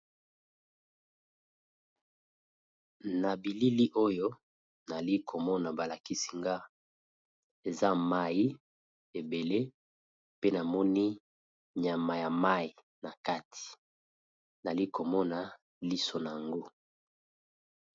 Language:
Lingala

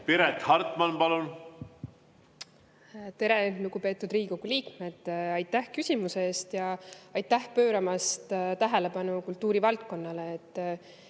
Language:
Estonian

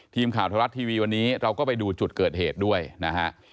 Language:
Thai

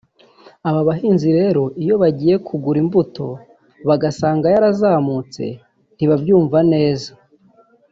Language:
Kinyarwanda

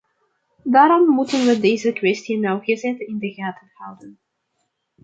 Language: Dutch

